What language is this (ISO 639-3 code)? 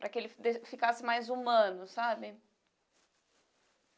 por